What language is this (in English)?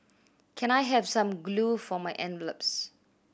English